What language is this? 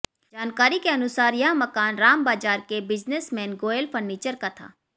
Hindi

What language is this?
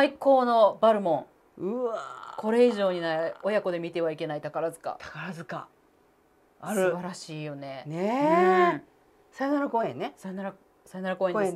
Japanese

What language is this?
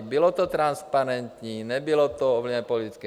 Czech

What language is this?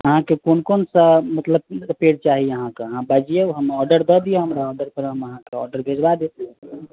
Maithili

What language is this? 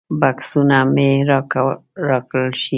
Pashto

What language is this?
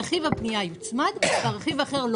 Hebrew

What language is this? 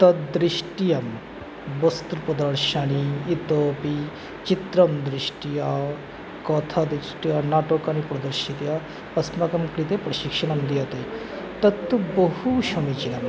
Sanskrit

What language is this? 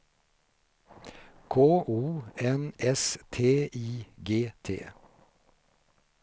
Swedish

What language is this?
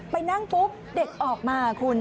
Thai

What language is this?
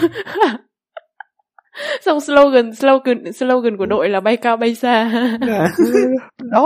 Vietnamese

